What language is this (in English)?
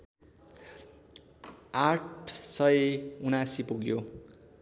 Nepali